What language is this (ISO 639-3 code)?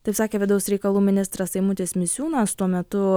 lit